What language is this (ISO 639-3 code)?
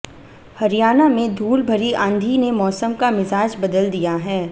hin